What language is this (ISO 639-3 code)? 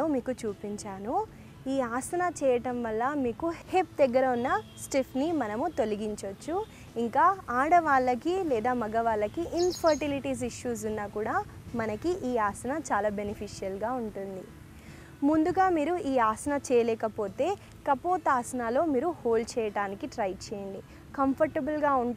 tel